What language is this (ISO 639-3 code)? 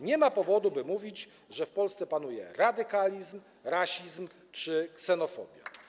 pol